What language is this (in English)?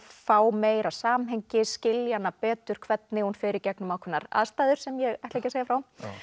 Icelandic